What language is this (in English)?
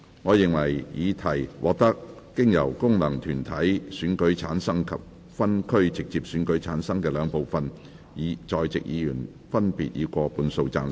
Cantonese